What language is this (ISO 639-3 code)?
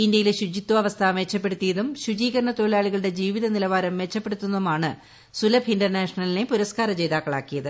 mal